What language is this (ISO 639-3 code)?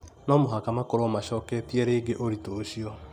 kik